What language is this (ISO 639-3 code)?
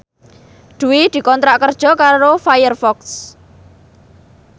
jav